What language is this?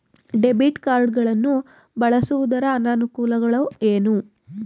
Kannada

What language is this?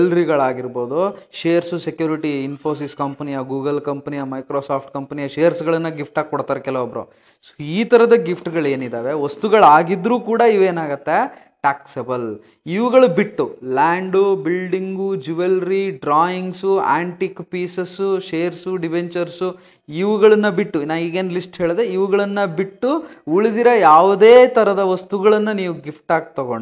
Kannada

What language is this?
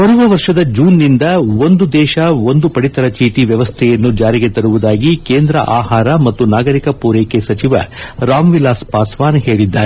Kannada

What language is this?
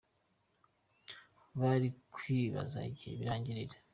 Kinyarwanda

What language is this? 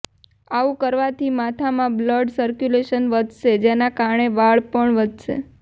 Gujarati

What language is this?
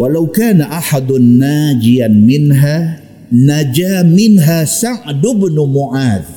Malay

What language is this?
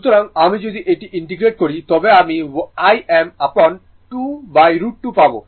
Bangla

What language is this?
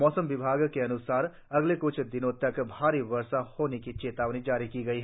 Hindi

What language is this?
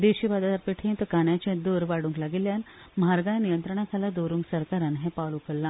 Konkani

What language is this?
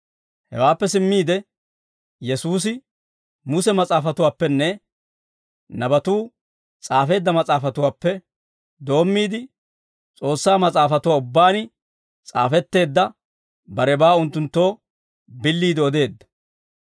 Dawro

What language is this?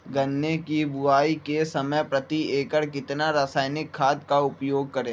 Magahi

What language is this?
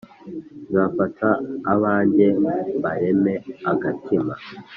Kinyarwanda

